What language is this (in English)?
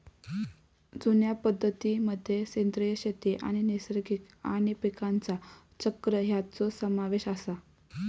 Marathi